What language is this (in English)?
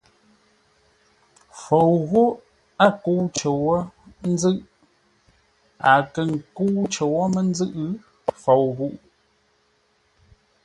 Ngombale